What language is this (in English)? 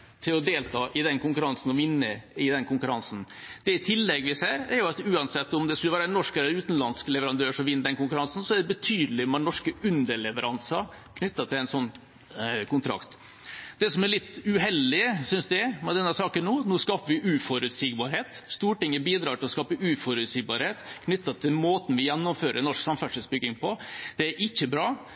Norwegian Bokmål